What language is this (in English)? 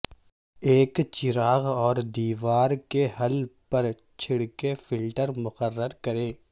Urdu